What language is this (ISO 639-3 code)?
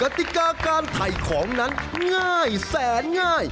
tha